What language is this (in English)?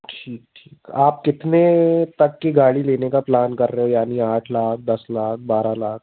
Hindi